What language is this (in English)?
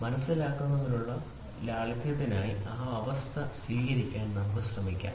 Malayalam